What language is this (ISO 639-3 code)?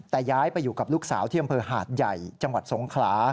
tha